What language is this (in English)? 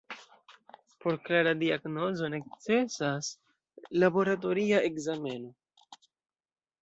Esperanto